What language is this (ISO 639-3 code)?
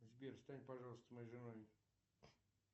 rus